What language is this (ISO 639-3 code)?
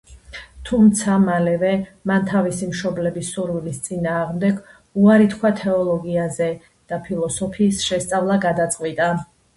kat